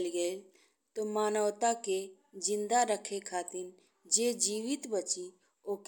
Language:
Bhojpuri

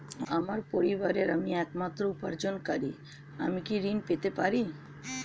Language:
Bangla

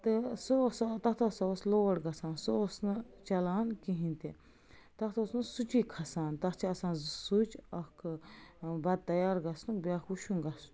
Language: Kashmiri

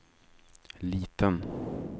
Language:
Swedish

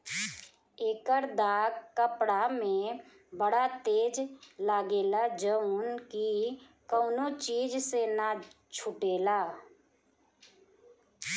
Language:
Bhojpuri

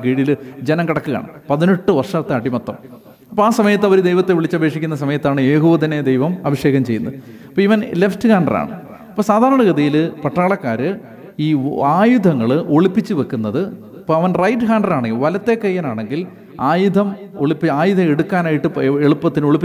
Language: Malayalam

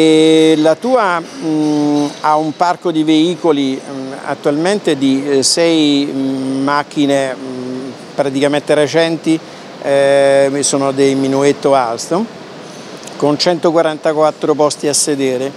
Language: Italian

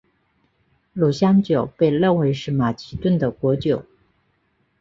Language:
Chinese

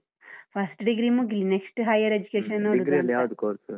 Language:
Kannada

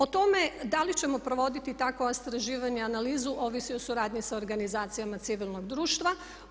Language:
Croatian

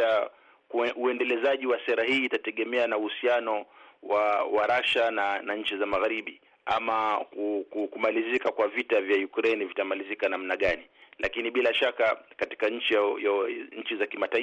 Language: Swahili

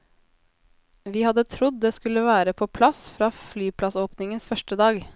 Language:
Norwegian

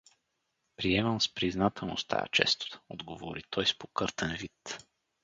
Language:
Bulgarian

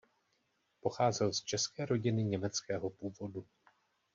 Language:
Czech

